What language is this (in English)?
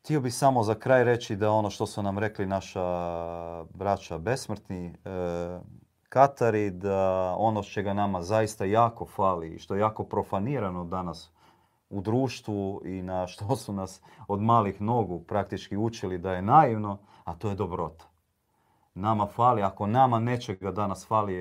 Croatian